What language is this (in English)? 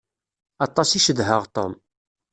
Kabyle